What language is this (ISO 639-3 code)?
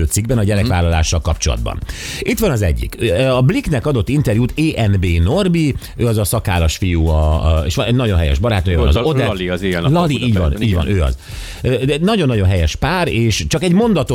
hun